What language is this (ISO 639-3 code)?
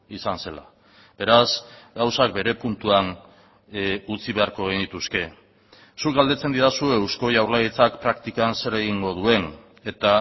eus